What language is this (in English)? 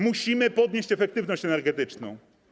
Polish